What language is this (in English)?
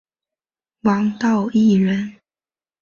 Chinese